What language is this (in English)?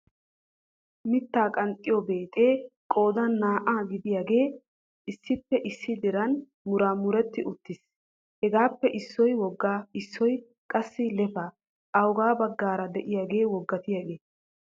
Wolaytta